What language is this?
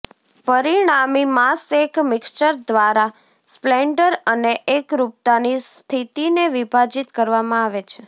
Gujarati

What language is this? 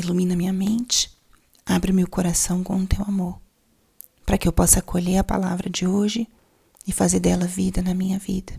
Portuguese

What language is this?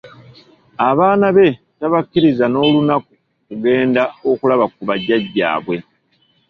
Ganda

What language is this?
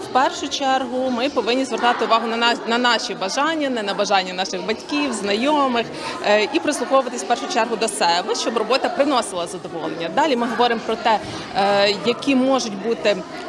Ukrainian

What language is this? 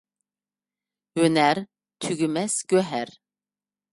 Uyghur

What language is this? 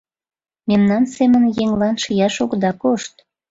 Mari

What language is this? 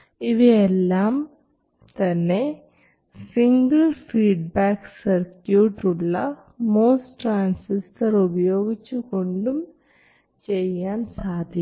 Malayalam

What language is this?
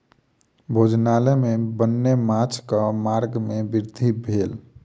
Maithili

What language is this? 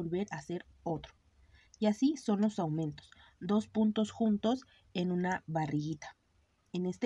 Spanish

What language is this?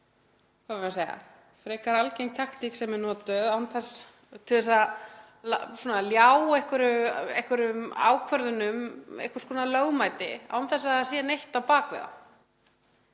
Icelandic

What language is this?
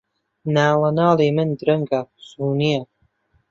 Central Kurdish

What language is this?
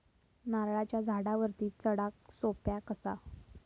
Marathi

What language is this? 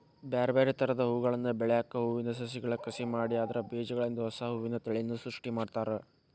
Kannada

